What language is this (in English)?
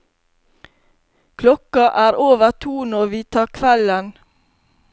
Norwegian